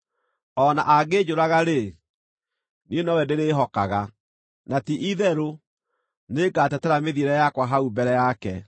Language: Kikuyu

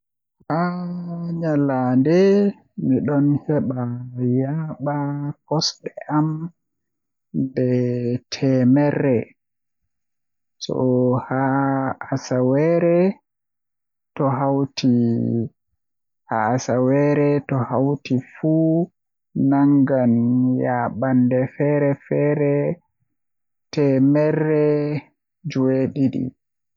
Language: Western Niger Fulfulde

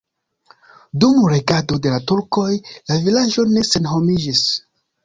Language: Esperanto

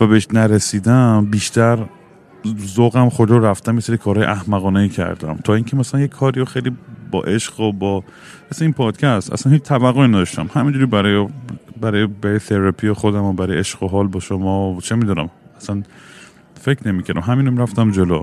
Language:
Persian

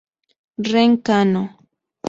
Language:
Spanish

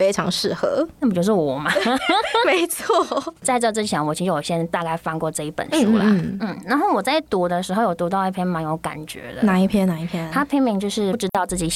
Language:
Chinese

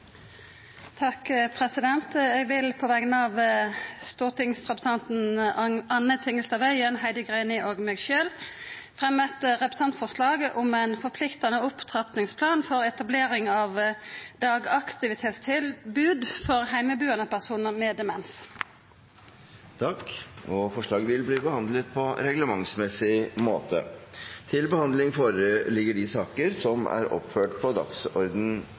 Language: Norwegian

